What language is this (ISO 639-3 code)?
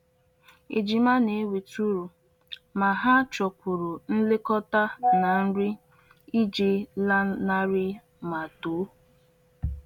ibo